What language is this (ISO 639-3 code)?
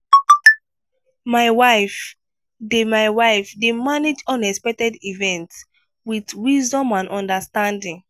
pcm